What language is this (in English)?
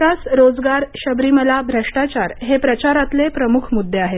Marathi